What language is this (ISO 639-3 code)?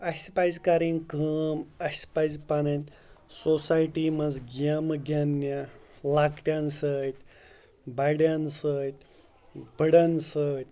kas